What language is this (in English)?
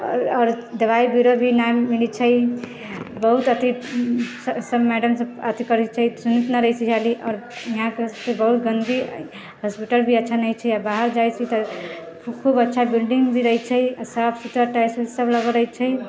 Maithili